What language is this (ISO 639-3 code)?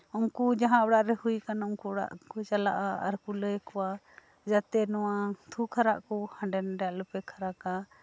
sat